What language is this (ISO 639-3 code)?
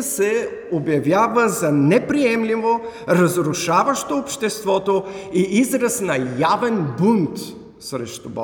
bul